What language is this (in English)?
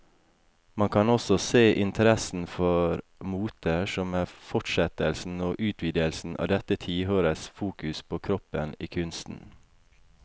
Norwegian